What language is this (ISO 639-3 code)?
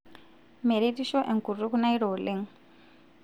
mas